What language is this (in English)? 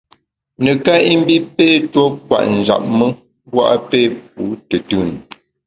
Bamun